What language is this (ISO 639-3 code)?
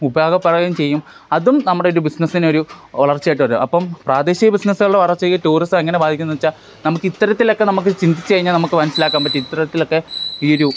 mal